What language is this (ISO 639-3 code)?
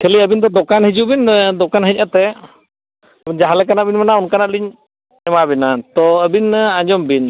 sat